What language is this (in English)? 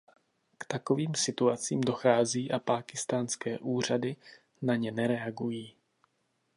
Czech